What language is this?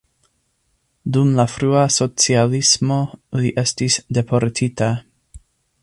Esperanto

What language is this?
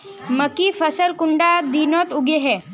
Magahi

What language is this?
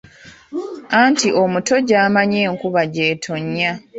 Ganda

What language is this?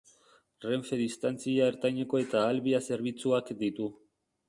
Basque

